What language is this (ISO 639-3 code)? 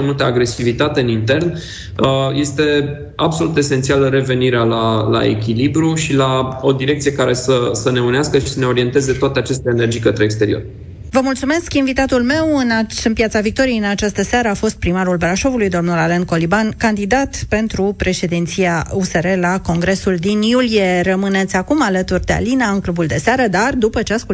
ron